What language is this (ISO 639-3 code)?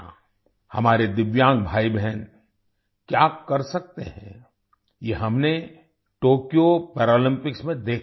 hin